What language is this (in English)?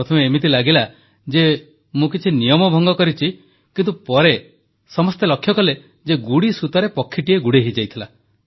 Odia